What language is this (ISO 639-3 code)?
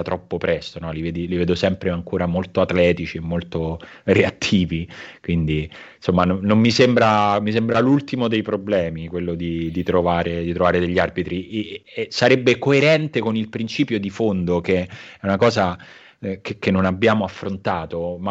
ita